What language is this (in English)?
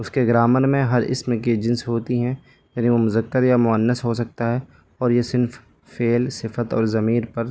Urdu